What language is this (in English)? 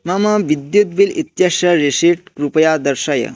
Sanskrit